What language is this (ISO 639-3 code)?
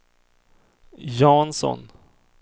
swe